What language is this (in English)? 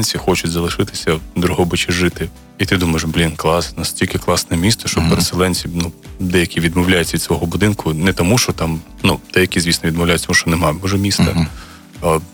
Ukrainian